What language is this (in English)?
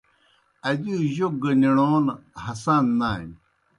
Kohistani Shina